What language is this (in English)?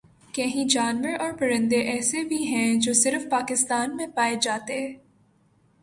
Urdu